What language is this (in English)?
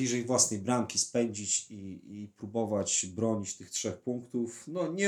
Polish